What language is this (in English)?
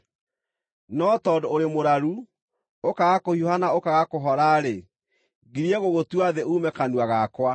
Kikuyu